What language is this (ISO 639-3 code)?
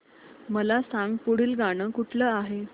mar